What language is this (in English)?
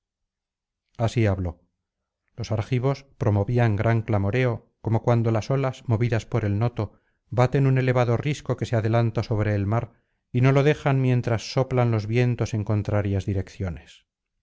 Spanish